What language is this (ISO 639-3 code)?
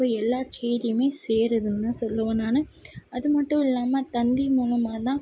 tam